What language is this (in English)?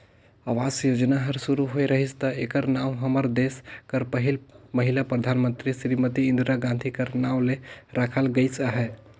Chhattisgarhi